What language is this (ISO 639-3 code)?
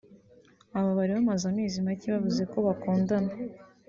kin